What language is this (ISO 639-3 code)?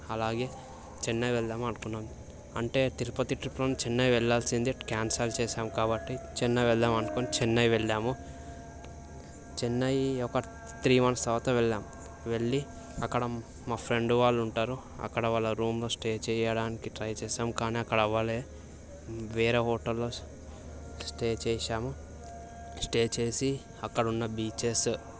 tel